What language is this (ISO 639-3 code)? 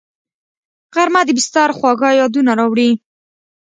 pus